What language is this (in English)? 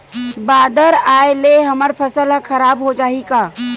Chhattisgarhi